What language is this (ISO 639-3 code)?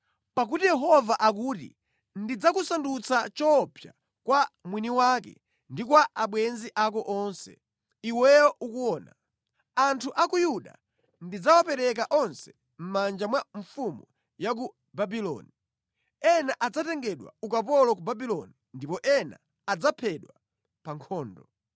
nya